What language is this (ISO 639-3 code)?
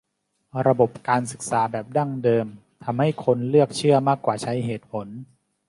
tha